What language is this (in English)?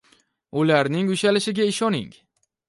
Uzbek